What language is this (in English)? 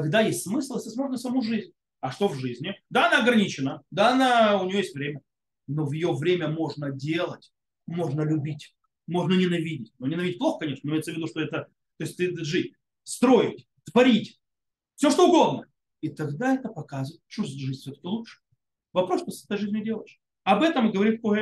Russian